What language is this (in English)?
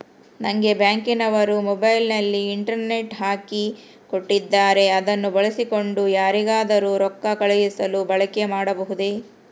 Kannada